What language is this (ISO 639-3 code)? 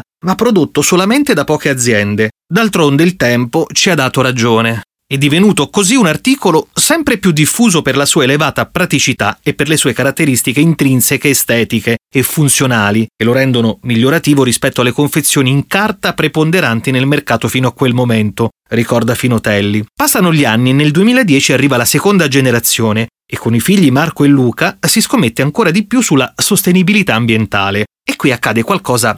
ita